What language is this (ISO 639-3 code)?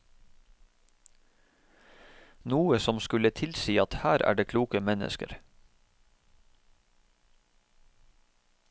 nor